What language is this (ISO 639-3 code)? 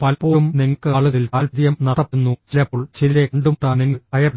mal